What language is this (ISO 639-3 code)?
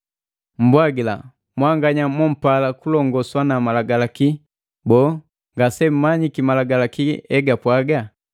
mgv